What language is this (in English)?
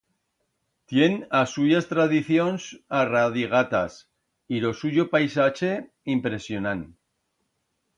Aragonese